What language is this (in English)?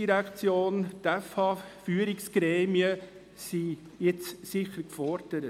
Swiss German